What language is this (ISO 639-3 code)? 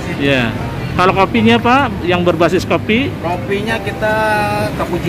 ind